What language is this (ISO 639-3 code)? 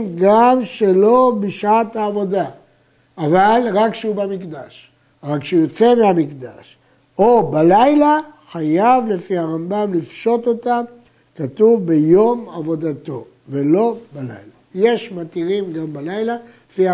heb